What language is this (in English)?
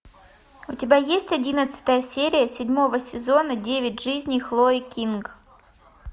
Russian